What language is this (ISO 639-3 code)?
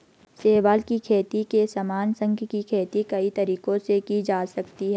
hin